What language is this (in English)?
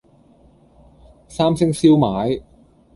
Cantonese